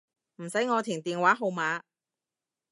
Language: Cantonese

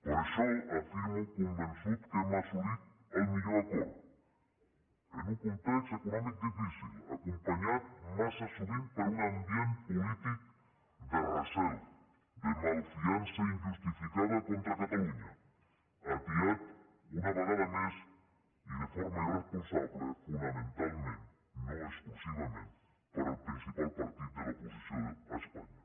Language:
Catalan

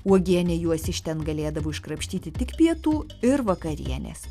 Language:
Lithuanian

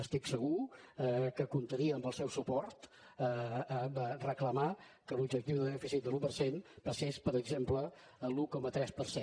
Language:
Catalan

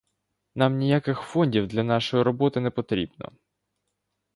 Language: Ukrainian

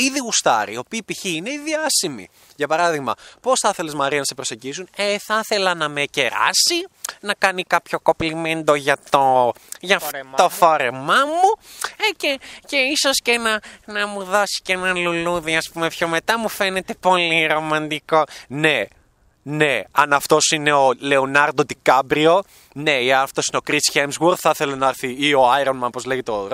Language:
Greek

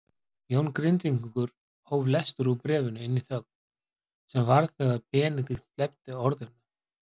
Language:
Icelandic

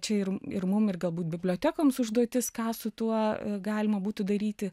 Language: Lithuanian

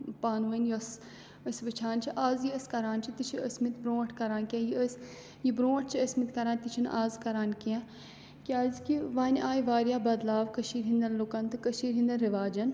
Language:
Kashmiri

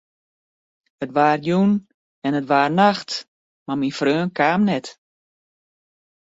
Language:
Western Frisian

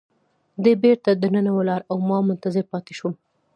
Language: Pashto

